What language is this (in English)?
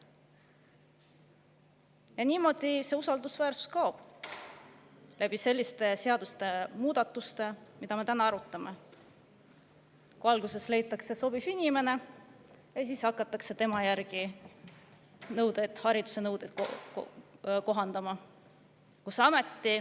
Estonian